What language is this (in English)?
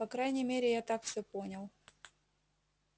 Russian